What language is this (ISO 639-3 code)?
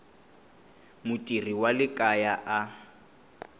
tso